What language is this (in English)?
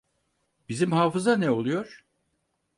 Turkish